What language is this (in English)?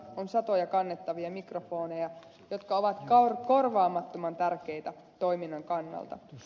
Finnish